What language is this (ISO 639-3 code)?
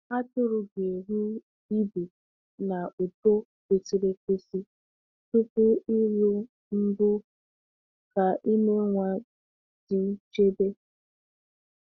ibo